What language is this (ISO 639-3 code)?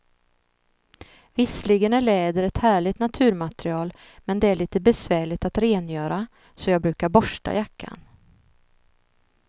swe